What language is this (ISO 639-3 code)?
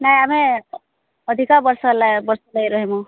ori